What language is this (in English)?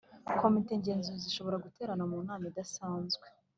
Kinyarwanda